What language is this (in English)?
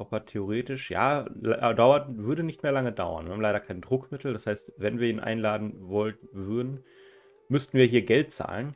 German